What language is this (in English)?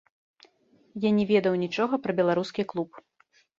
Belarusian